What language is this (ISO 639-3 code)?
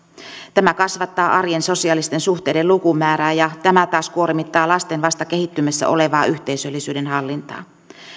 fin